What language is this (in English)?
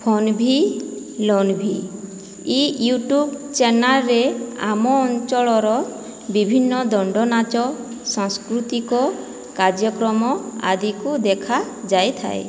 Odia